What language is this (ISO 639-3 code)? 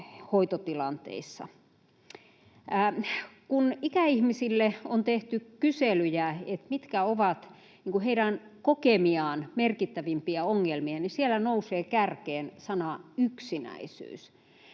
fin